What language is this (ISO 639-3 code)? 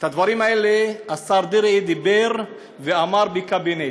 heb